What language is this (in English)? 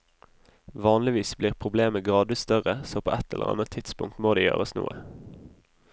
Norwegian